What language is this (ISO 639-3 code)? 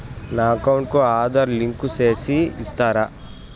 tel